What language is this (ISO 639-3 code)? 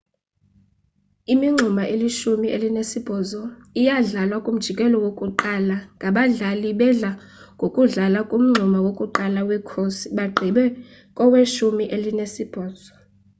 xho